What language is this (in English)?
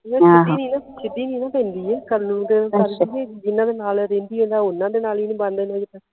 Punjabi